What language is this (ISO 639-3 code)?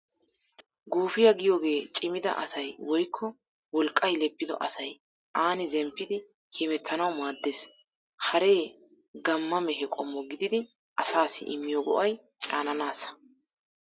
wal